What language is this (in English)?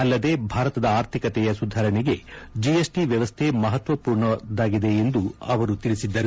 Kannada